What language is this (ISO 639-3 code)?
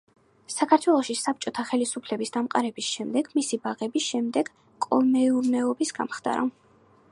kat